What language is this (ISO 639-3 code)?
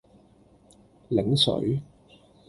yue